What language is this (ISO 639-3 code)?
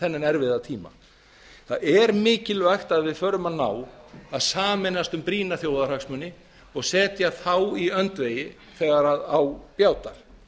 isl